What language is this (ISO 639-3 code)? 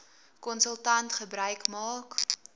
afr